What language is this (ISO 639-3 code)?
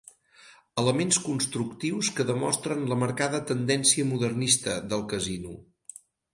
cat